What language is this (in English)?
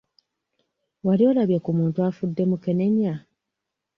Ganda